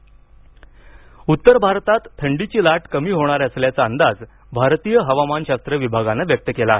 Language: Marathi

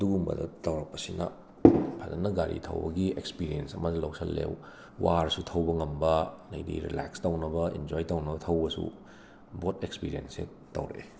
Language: Manipuri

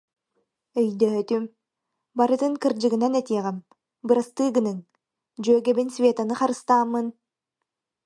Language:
Yakut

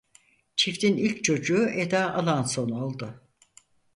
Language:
Turkish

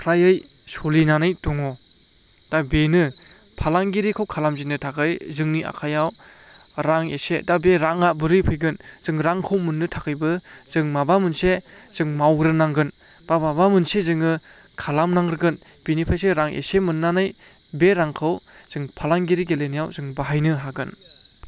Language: Bodo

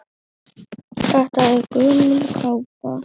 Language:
Icelandic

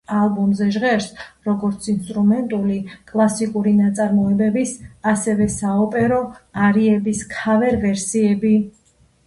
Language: Georgian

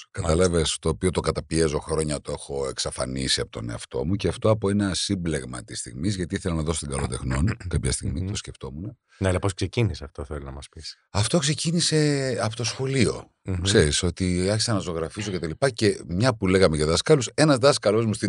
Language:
Greek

